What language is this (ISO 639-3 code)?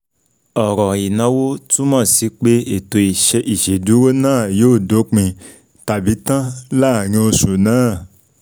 yor